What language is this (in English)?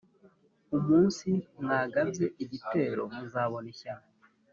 Kinyarwanda